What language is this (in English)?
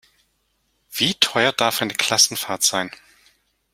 German